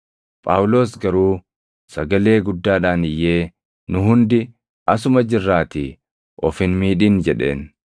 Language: Oromo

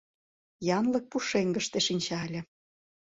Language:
Mari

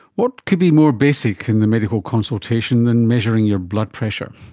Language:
English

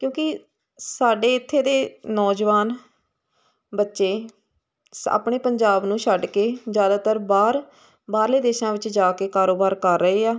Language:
Punjabi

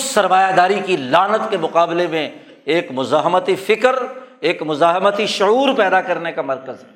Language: Urdu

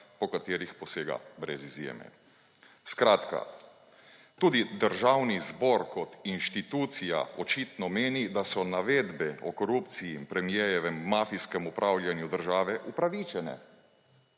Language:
Slovenian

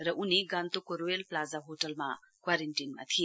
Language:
Nepali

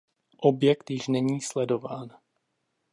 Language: Czech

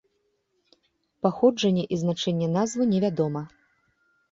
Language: Belarusian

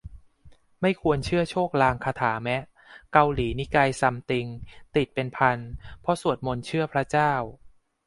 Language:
Thai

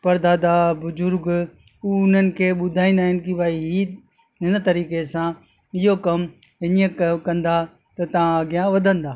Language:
Sindhi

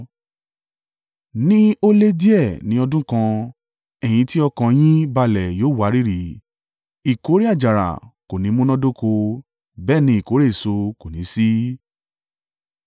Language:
Yoruba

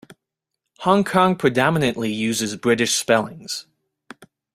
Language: English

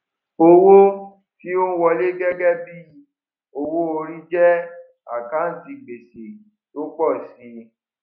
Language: Yoruba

